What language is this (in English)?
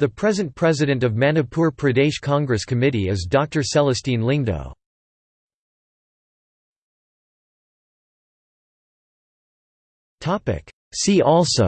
English